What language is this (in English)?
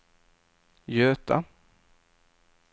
Swedish